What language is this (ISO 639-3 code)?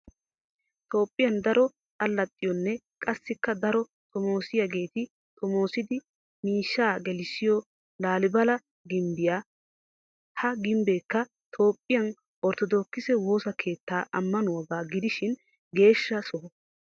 wal